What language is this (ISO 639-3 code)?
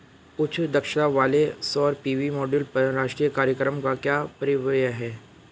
hin